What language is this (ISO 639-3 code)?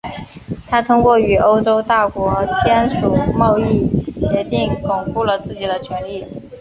zho